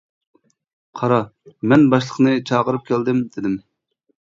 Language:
Uyghur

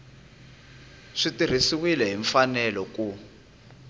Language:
Tsonga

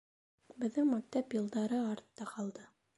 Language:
Bashkir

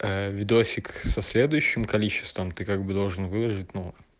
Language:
Russian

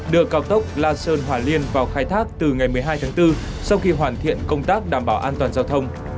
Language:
Vietnamese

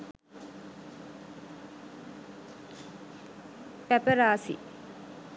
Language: Sinhala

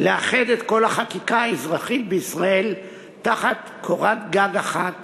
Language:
Hebrew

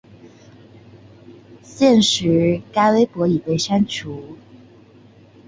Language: Chinese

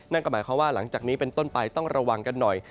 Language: Thai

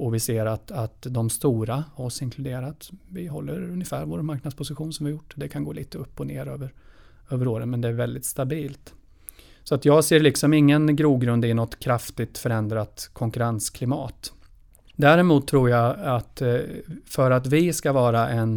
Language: Swedish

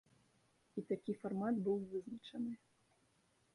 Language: Belarusian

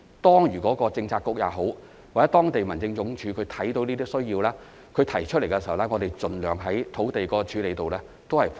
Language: Cantonese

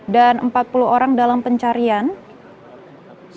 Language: Indonesian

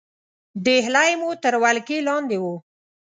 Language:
Pashto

